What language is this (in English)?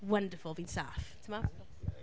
Welsh